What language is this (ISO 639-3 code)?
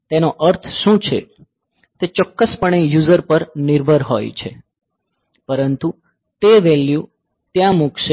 guj